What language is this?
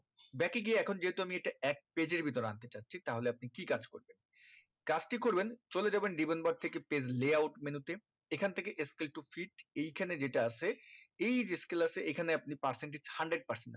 Bangla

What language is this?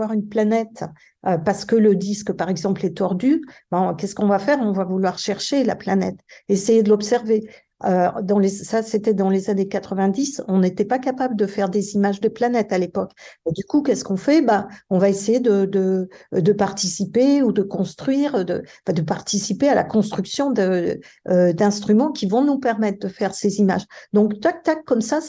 French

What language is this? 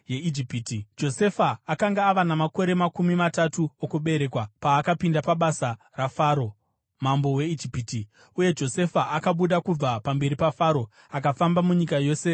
Shona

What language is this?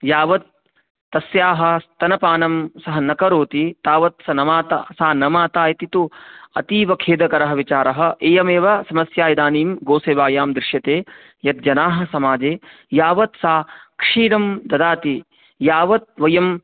Sanskrit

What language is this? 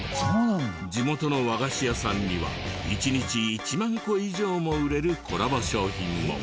Japanese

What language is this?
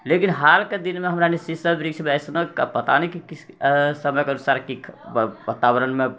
Maithili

